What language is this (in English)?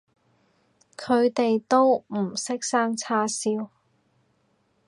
Cantonese